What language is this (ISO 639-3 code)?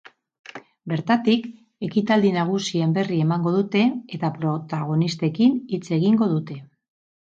eus